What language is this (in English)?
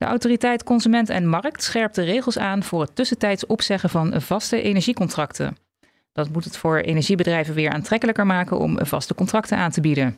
Dutch